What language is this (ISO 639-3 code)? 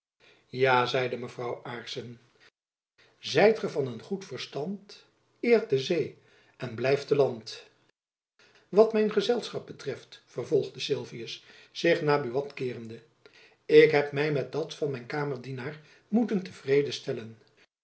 nld